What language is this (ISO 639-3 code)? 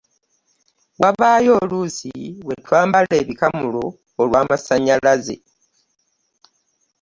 lug